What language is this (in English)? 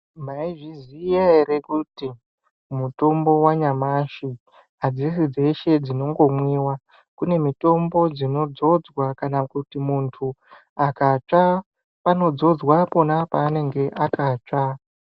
Ndau